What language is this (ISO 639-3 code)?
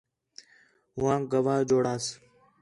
xhe